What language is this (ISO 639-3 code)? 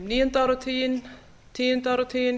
isl